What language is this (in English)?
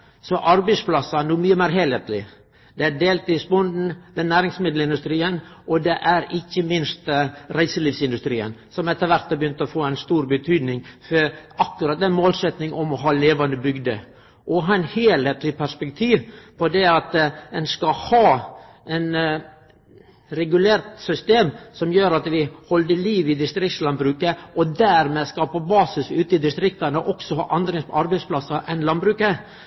Norwegian Nynorsk